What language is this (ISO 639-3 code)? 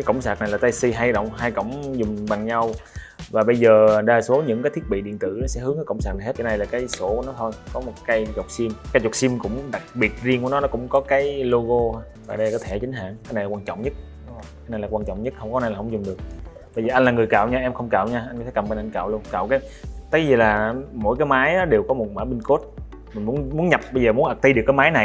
vie